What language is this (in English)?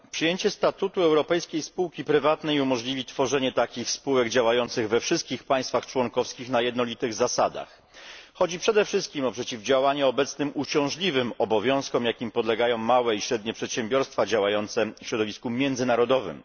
Polish